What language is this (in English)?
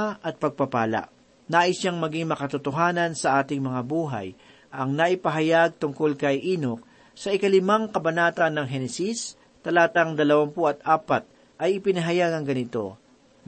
Filipino